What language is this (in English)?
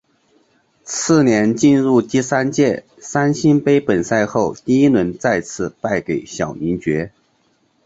Chinese